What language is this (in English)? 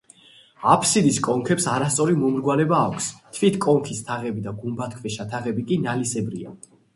Georgian